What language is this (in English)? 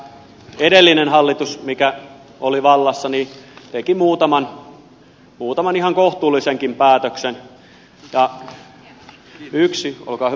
Finnish